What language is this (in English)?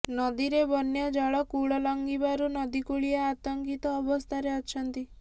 Odia